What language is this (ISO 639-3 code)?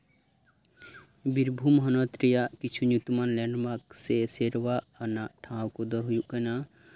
sat